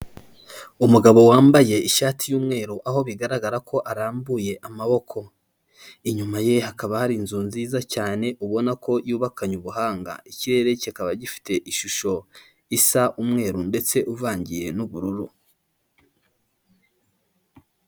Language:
Kinyarwanda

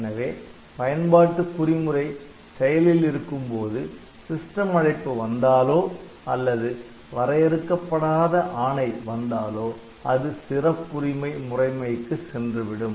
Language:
Tamil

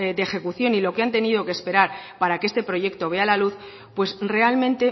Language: Spanish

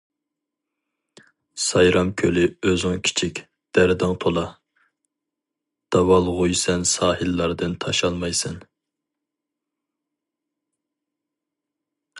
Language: Uyghur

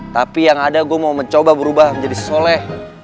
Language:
Indonesian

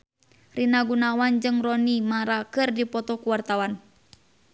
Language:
Sundanese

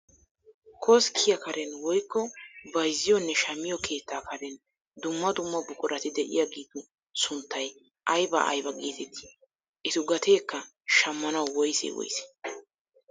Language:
Wolaytta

